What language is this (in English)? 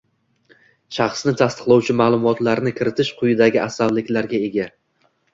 Uzbek